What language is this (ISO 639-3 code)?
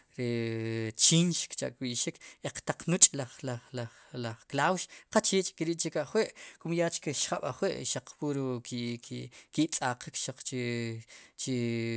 qum